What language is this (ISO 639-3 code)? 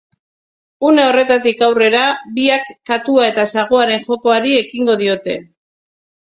eus